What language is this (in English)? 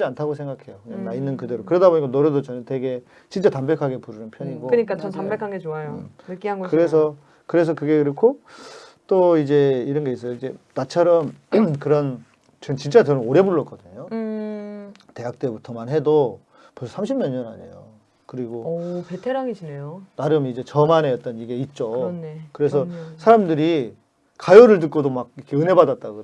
Korean